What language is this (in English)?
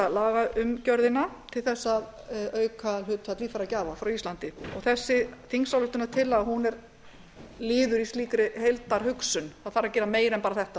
Icelandic